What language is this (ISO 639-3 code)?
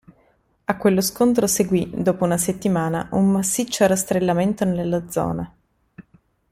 ita